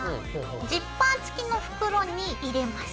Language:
Japanese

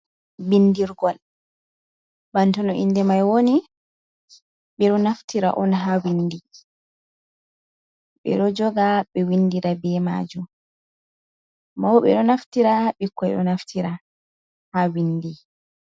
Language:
Fula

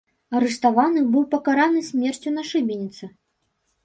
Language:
Belarusian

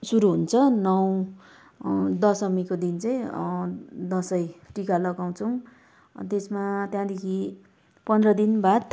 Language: Nepali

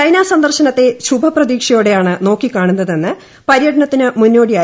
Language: Malayalam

